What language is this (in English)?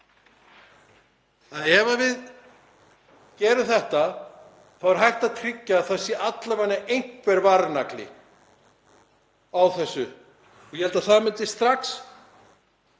Icelandic